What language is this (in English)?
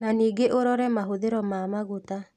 Kikuyu